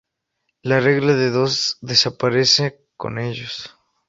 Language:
Spanish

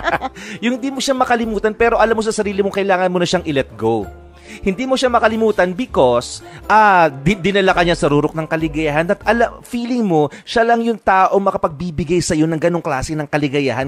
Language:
Filipino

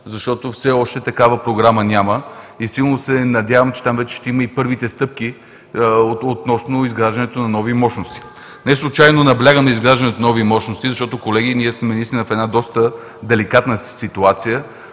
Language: Bulgarian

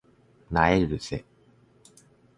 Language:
Japanese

